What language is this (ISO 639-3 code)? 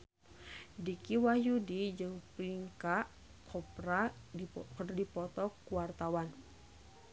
sun